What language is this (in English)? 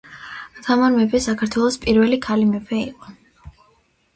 Georgian